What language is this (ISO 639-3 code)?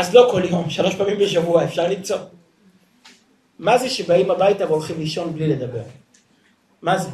heb